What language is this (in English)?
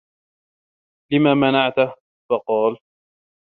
Arabic